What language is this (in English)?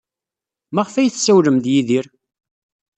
Kabyle